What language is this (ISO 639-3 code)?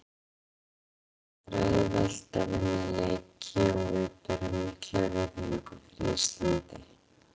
isl